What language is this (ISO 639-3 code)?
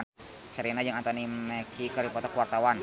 sun